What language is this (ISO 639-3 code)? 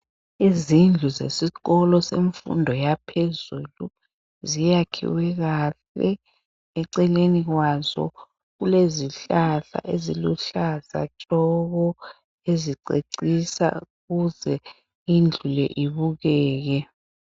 nde